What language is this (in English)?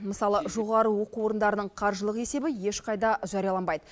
Kazakh